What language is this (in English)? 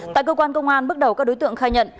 Vietnamese